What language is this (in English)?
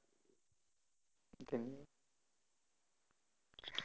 Gujarati